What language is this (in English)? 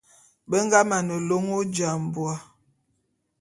Bulu